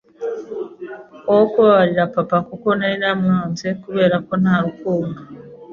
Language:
Kinyarwanda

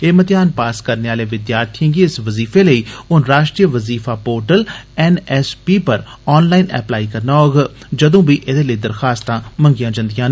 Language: Dogri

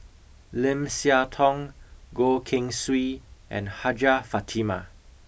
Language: English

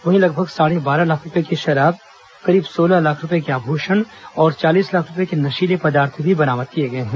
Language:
Hindi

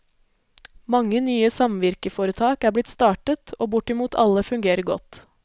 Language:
Norwegian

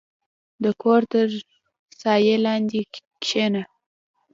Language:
Pashto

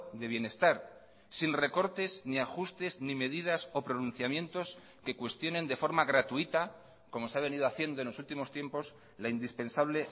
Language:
Spanish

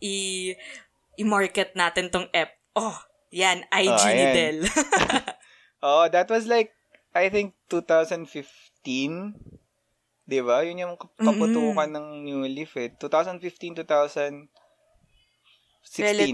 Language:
Filipino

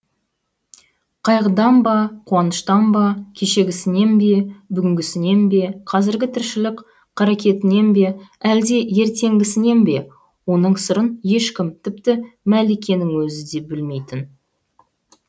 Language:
Kazakh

